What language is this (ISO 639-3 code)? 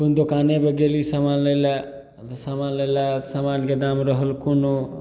mai